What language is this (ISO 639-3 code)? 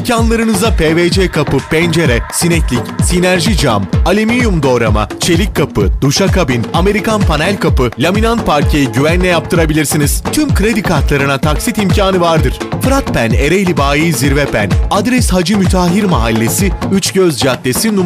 tur